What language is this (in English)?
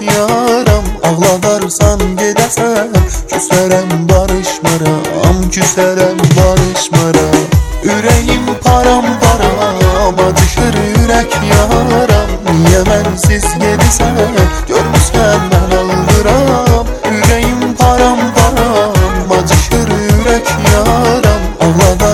Persian